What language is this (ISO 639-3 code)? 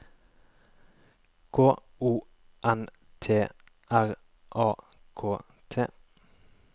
nor